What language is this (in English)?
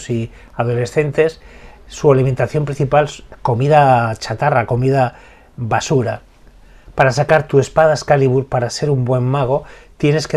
Spanish